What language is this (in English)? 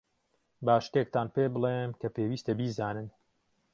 Central Kurdish